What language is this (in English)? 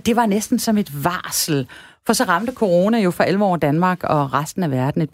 Danish